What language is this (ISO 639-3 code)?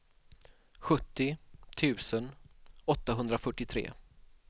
swe